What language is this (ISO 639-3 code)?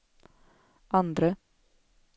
swe